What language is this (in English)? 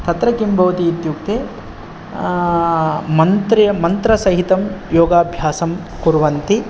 Sanskrit